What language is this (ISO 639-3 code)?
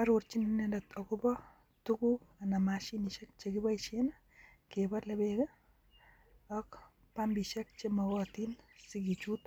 kln